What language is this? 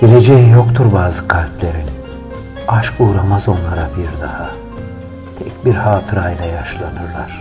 Turkish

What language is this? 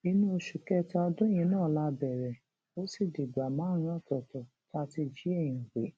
Yoruba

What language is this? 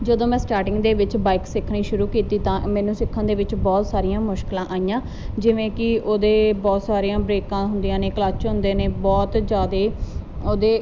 Punjabi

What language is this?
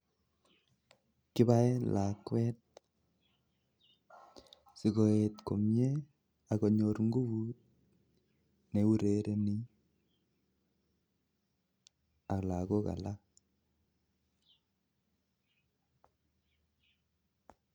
Kalenjin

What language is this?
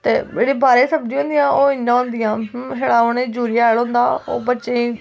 Dogri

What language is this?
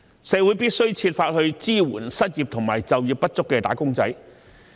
Cantonese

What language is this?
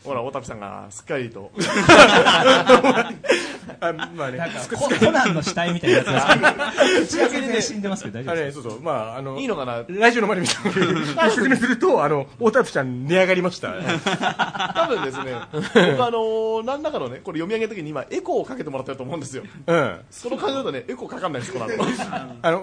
Japanese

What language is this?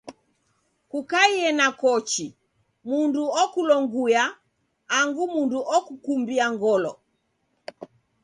Taita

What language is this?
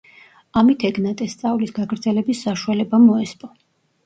Georgian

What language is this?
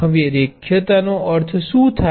Gujarati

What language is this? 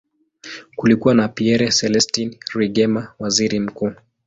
Swahili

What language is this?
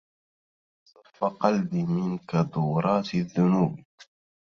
Arabic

